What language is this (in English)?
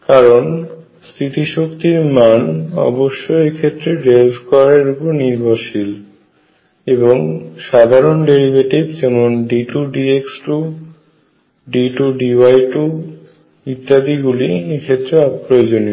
Bangla